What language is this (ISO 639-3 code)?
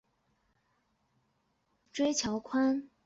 zho